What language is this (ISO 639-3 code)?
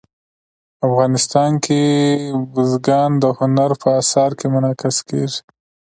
pus